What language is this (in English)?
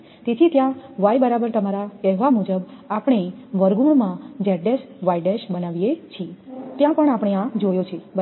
Gujarati